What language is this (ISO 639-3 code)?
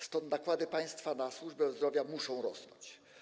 pol